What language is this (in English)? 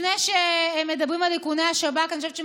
Hebrew